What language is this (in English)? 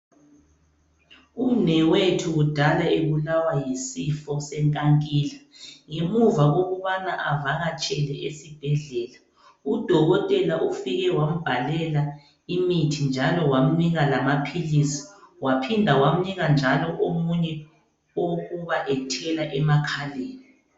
North Ndebele